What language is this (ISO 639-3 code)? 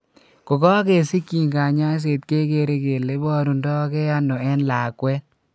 kln